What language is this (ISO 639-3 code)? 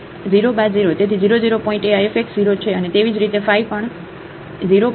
guj